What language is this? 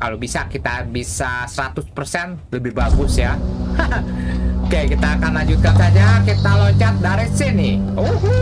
Indonesian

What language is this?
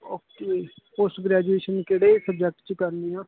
Punjabi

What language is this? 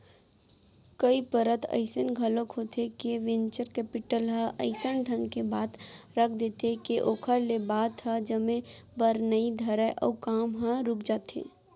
Chhattisgarhi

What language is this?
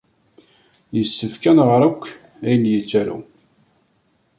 Kabyle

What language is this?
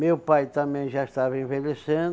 Portuguese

